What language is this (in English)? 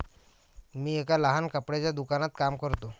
Marathi